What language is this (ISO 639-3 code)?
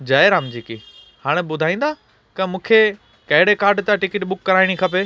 snd